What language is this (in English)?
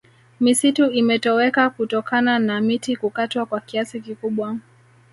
Swahili